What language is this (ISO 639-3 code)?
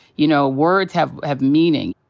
eng